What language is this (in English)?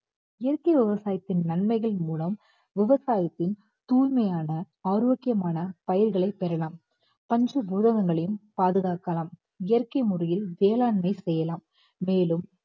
Tamil